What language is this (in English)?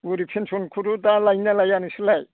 Bodo